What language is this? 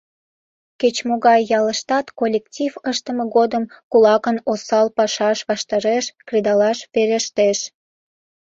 Mari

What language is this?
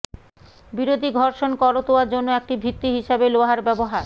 Bangla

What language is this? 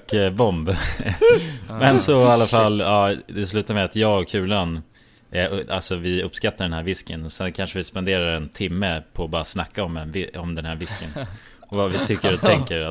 Swedish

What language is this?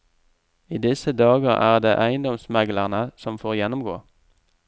Norwegian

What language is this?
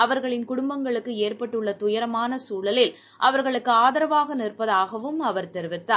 Tamil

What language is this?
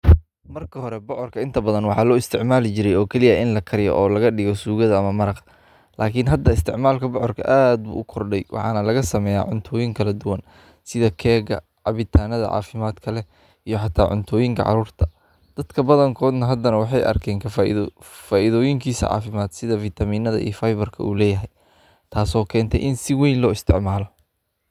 Somali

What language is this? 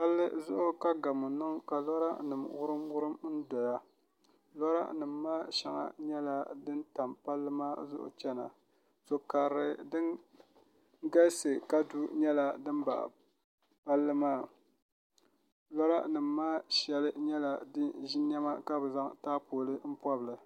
Dagbani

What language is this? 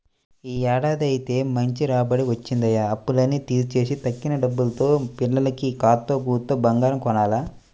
Telugu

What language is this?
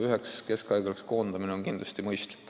Estonian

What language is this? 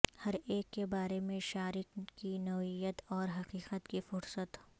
Urdu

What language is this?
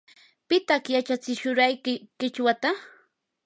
Yanahuanca Pasco Quechua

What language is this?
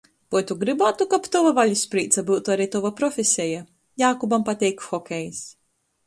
Latgalian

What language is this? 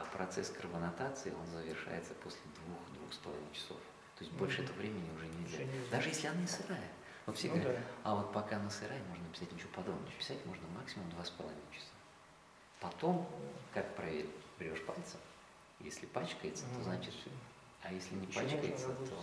Russian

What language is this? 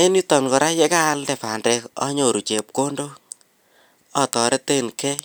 Kalenjin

